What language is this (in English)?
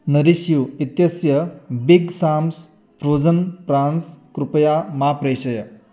Sanskrit